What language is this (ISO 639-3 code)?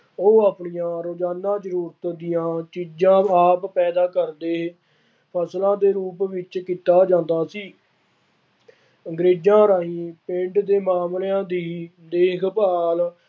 pan